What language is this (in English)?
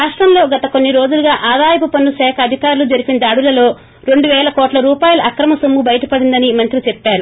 Telugu